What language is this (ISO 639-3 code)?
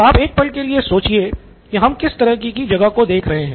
hin